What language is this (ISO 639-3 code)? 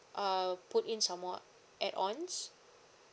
eng